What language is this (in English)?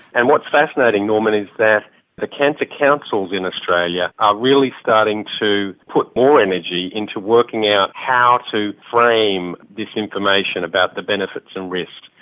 English